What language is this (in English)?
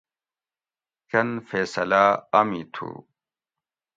Gawri